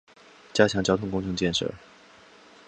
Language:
Chinese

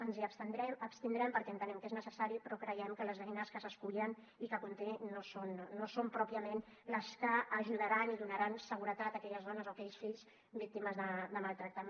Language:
Catalan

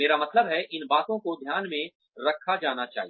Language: Hindi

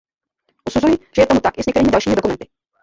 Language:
Czech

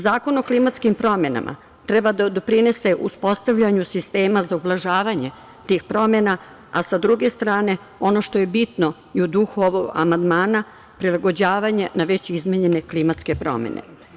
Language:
Serbian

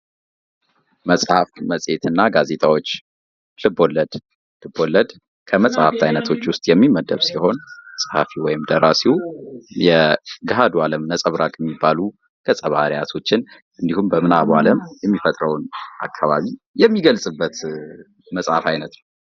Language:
Amharic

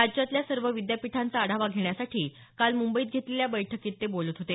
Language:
Marathi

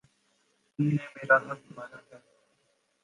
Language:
Urdu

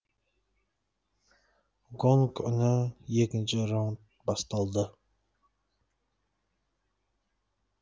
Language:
Kazakh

